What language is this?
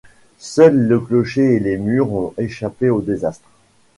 French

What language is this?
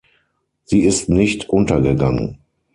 German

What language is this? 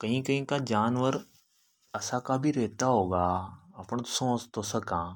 Hadothi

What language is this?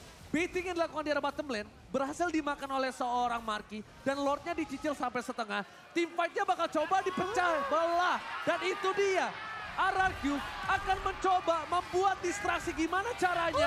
Indonesian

